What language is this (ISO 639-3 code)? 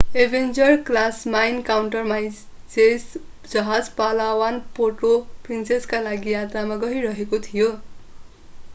nep